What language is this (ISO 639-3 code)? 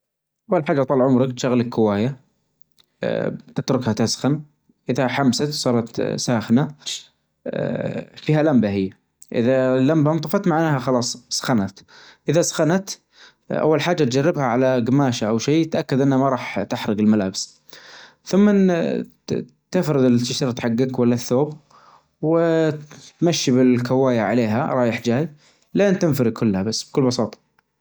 ars